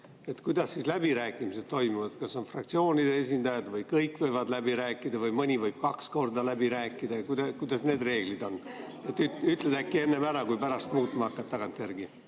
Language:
Estonian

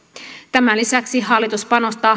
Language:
Finnish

